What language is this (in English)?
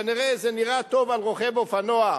Hebrew